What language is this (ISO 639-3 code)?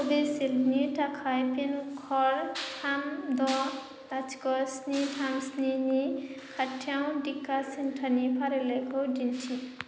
brx